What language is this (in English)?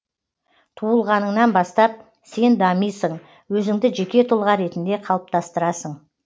Kazakh